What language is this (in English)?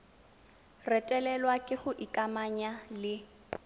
Tswana